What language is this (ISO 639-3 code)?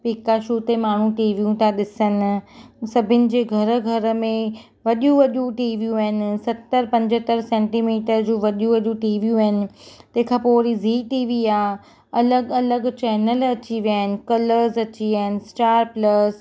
snd